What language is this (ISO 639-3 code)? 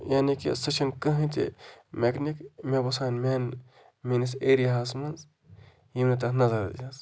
kas